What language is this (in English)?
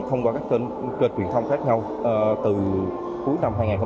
Vietnamese